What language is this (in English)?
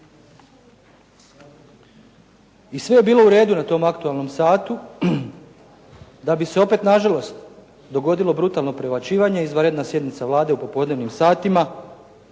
Croatian